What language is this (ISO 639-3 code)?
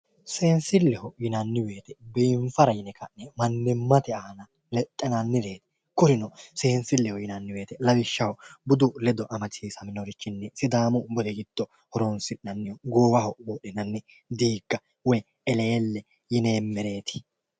sid